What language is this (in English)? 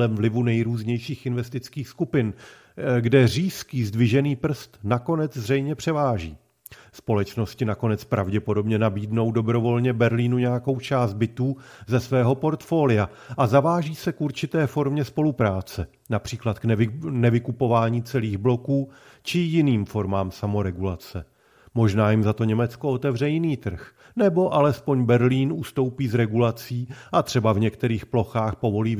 Czech